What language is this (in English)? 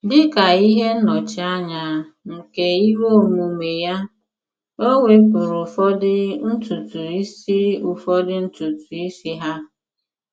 Igbo